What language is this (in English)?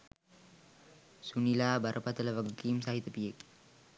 Sinhala